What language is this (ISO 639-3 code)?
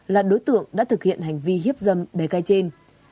vie